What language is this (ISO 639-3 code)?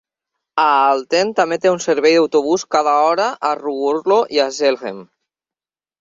cat